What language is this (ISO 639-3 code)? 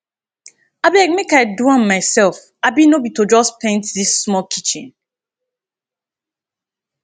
pcm